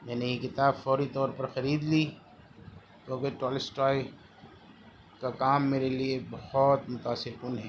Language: Urdu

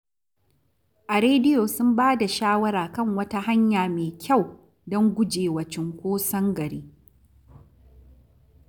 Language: Hausa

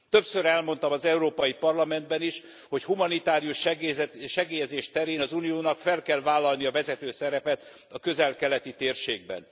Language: Hungarian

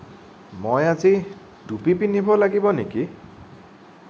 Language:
Assamese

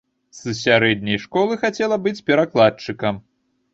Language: Belarusian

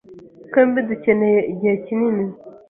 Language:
Kinyarwanda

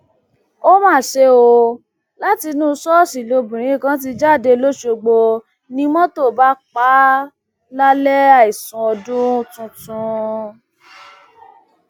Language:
Yoruba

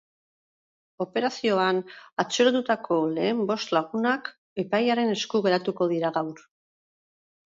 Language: Basque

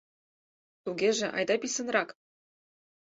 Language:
Mari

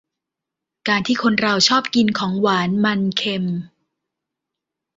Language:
Thai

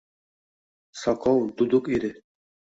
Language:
Uzbek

